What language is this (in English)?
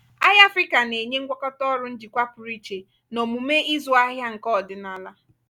Igbo